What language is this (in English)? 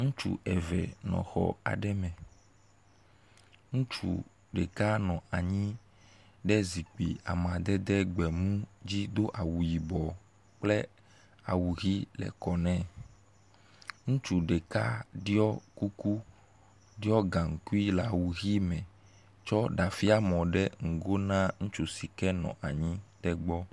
Ewe